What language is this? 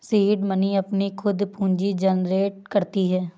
Hindi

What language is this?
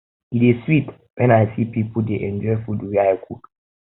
Nigerian Pidgin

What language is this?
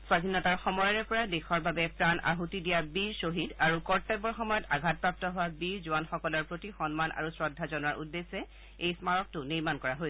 Assamese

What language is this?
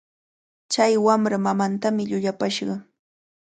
Cajatambo North Lima Quechua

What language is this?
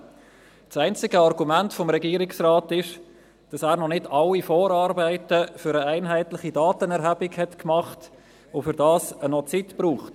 Swiss German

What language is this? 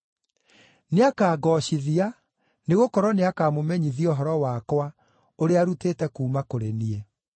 Kikuyu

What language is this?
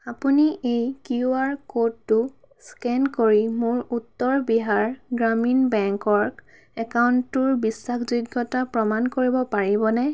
Assamese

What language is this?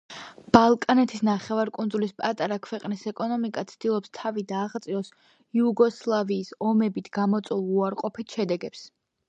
Georgian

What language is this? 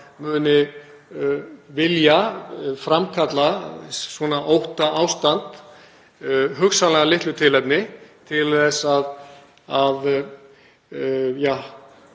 Icelandic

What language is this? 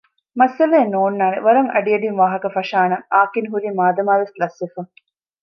Divehi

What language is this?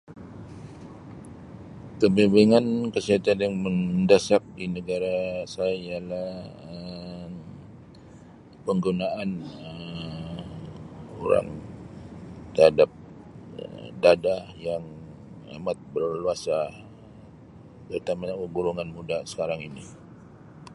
Sabah Malay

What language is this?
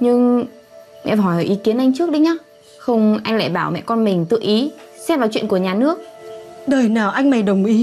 Vietnamese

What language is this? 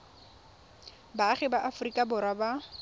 Tswana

